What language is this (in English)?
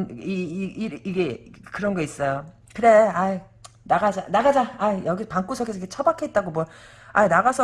Korean